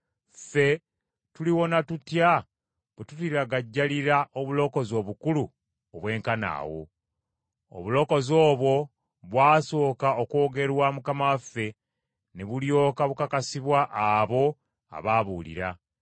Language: Ganda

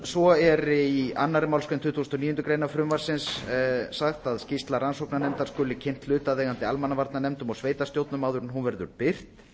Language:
Icelandic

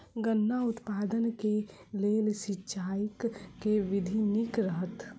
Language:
Maithili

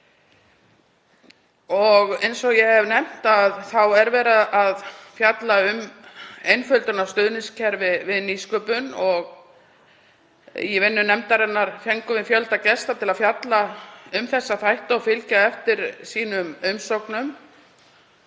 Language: Icelandic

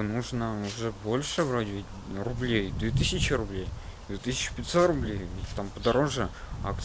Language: Russian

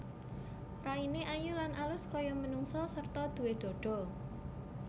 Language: Javanese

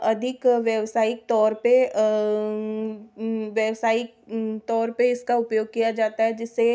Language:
Hindi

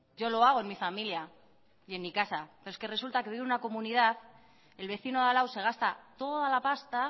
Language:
Spanish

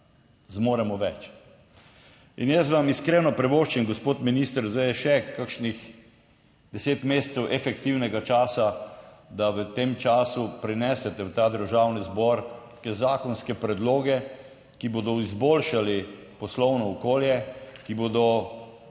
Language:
Slovenian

